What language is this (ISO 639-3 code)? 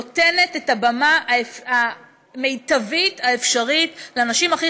heb